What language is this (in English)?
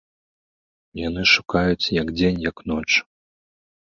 Belarusian